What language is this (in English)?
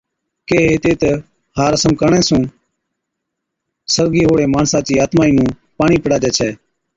Od